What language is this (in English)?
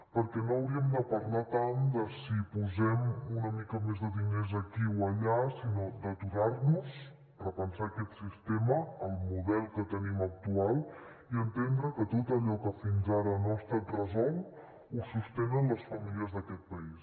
Catalan